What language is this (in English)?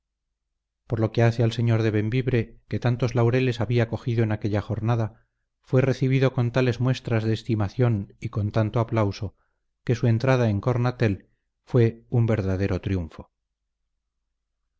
Spanish